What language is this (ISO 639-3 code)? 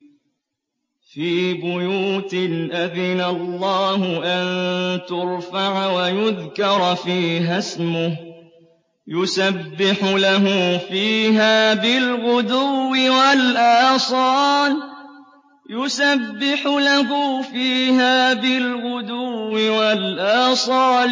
ara